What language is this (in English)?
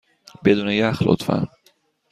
Persian